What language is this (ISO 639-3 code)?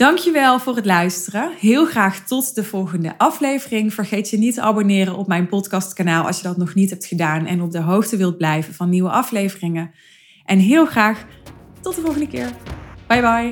nld